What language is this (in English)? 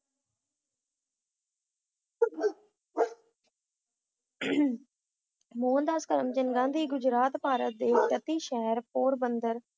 Punjabi